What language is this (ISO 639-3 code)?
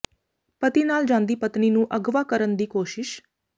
pan